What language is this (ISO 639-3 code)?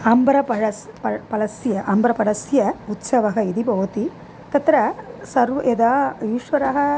san